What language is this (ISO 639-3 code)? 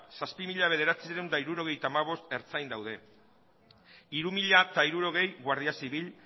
eus